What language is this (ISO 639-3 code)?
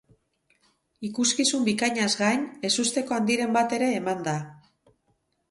eus